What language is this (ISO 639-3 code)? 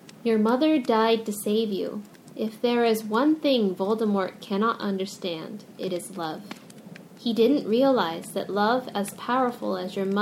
jpn